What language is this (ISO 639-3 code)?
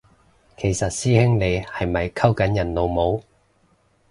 yue